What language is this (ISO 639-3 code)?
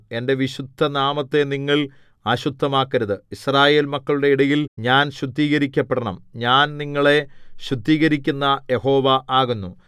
mal